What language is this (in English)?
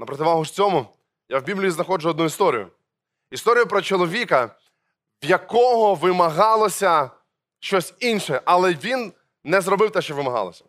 Ukrainian